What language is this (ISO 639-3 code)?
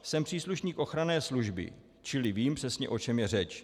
ces